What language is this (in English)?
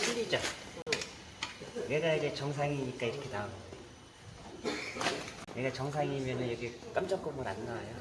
Korean